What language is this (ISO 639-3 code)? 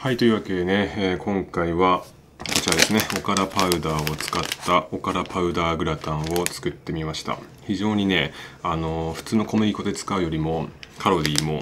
jpn